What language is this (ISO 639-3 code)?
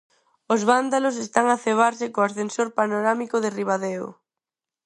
glg